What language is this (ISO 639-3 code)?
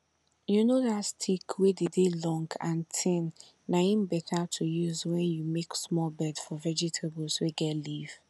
pcm